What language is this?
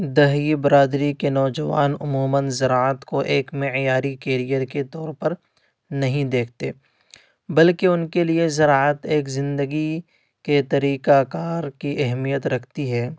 Urdu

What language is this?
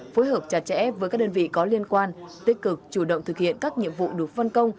Vietnamese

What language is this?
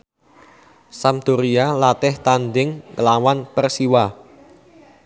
Javanese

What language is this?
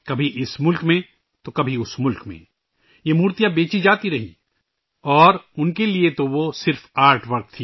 Urdu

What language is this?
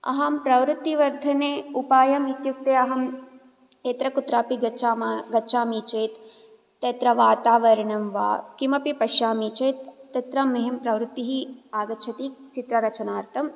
Sanskrit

